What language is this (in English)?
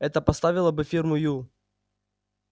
Russian